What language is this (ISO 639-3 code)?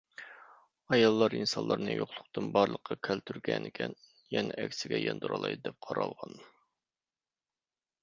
uig